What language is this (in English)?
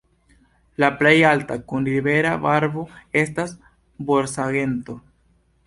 Esperanto